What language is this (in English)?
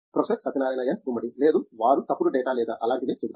Telugu